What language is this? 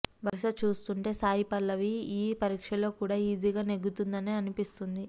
Telugu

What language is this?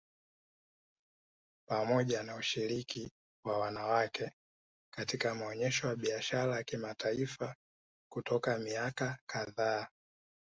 Swahili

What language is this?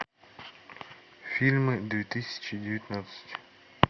Russian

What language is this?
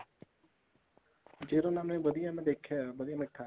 Punjabi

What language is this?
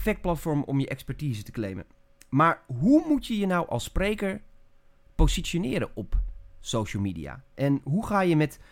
Dutch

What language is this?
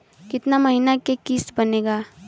Bhojpuri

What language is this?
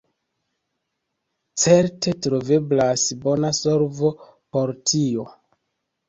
Esperanto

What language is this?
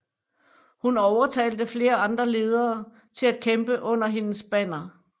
Danish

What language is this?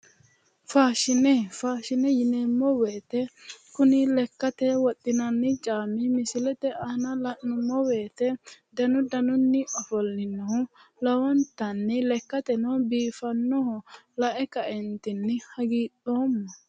Sidamo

